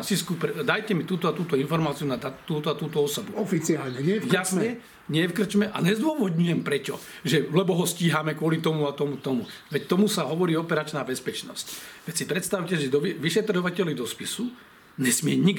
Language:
Slovak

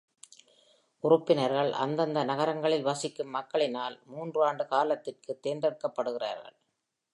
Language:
Tamil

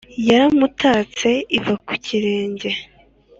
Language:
Kinyarwanda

